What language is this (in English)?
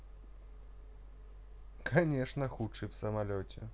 Russian